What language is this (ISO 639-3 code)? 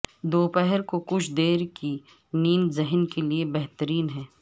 urd